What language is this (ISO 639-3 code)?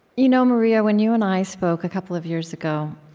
eng